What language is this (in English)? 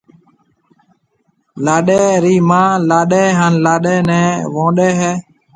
Marwari (Pakistan)